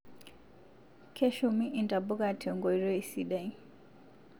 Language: Masai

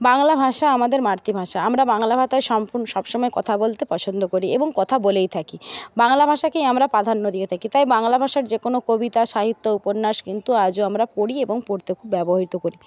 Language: Bangla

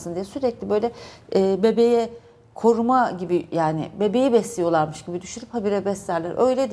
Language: Turkish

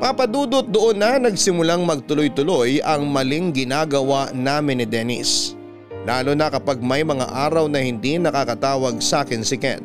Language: Filipino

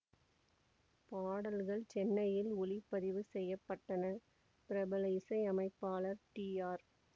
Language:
Tamil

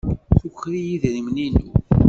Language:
Kabyle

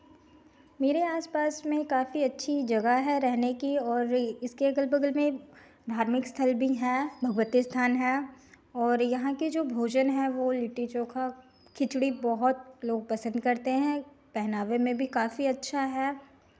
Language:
Hindi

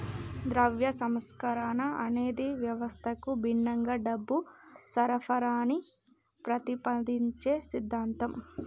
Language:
Telugu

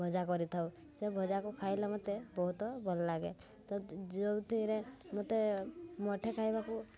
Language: Odia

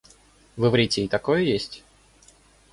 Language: Russian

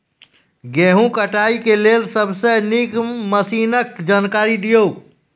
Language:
Maithili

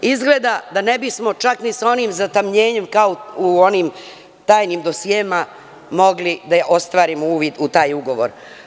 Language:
Serbian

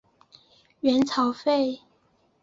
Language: Chinese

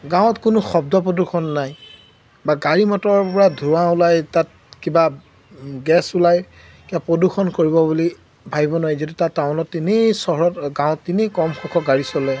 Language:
Assamese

